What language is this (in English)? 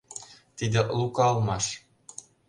Mari